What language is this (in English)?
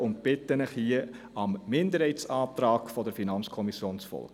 Swiss German